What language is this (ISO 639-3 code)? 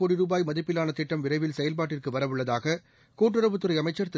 tam